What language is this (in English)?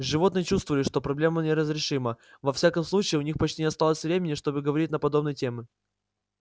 Russian